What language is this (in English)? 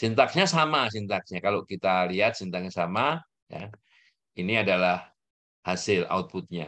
Indonesian